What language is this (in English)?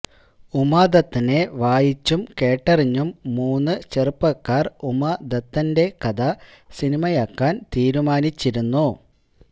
Malayalam